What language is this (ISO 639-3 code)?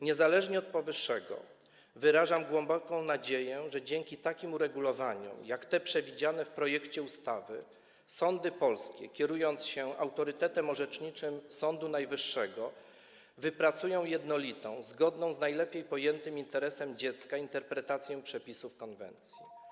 pol